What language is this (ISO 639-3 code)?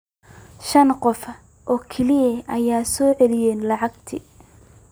som